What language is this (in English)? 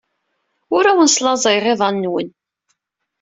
Kabyle